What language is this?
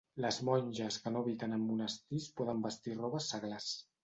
Catalan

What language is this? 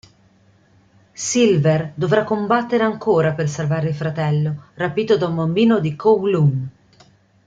Italian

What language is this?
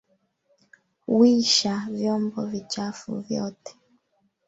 Swahili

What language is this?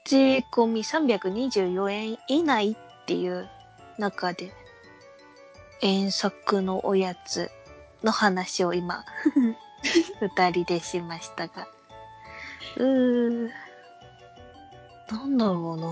Japanese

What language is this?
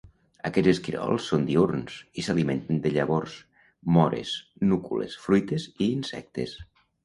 Catalan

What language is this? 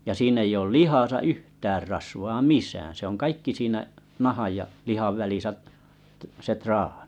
Finnish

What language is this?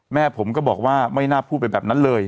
Thai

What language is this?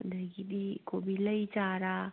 Manipuri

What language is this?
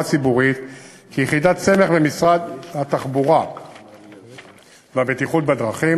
Hebrew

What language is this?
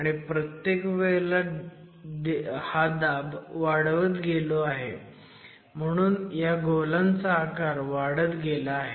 Marathi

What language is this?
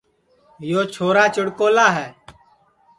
Sansi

